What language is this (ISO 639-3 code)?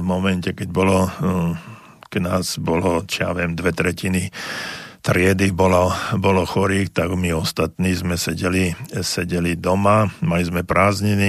slk